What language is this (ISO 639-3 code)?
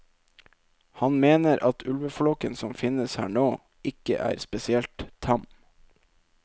nor